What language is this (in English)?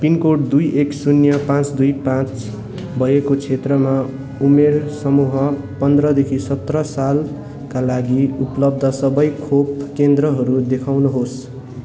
Nepali